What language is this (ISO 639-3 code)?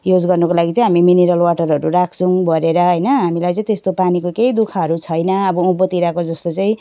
nep